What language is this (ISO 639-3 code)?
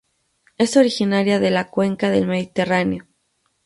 spa